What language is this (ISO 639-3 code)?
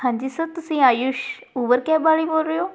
pan